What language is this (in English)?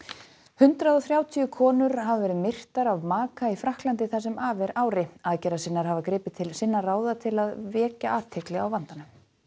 Icelandic